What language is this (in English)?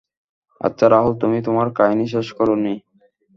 Bangla